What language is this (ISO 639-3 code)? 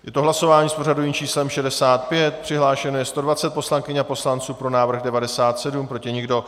ces